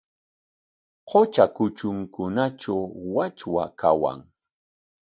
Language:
Corongo Ancash Quechua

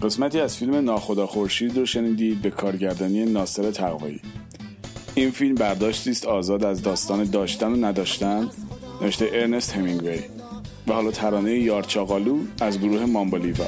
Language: Persian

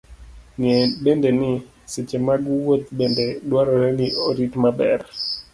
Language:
Luo (Kenya and Tanzania)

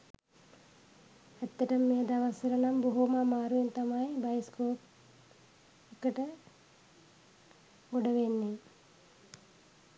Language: Sinhala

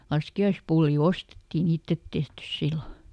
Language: Finnish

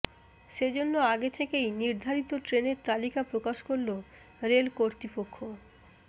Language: Bangla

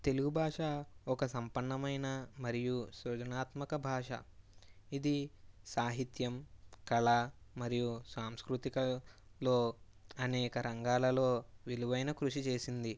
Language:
Telugu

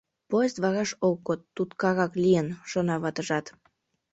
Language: Mari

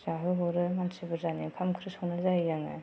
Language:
Bodo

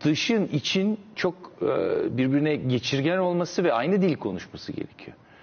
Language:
Turkish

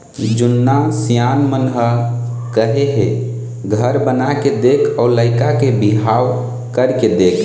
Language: Chhattisgarhi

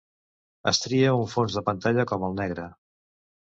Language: Catalan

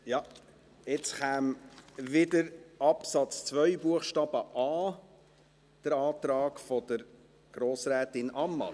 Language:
Swiss German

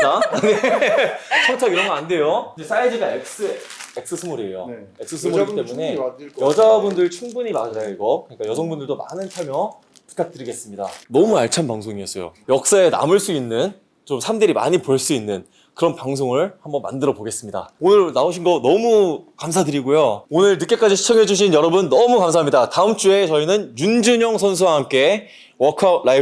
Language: Korean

